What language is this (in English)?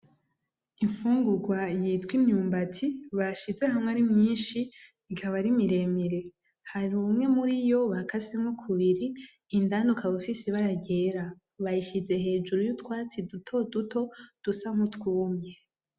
Rundi